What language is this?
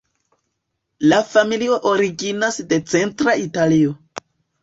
Esperanto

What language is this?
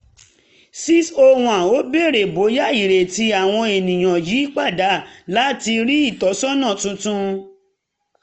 Yoruba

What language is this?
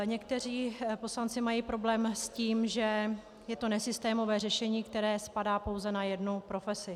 Czech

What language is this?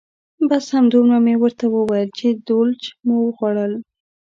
Pashto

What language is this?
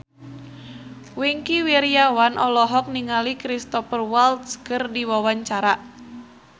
Sundanese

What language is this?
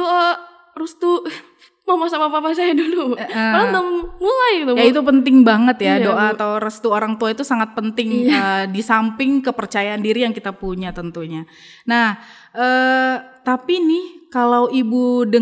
Indonesian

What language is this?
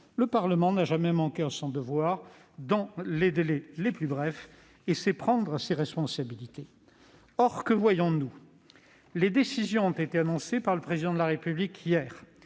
French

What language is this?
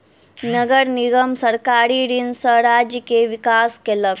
Maithili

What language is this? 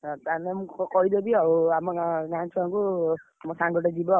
Odia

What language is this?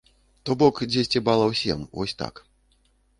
Belarusian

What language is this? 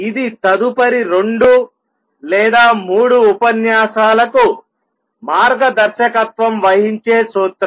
Telugu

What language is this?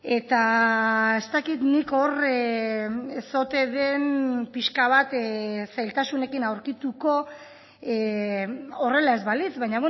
Basque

